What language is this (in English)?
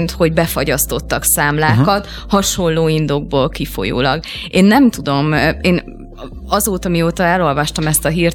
Hungarian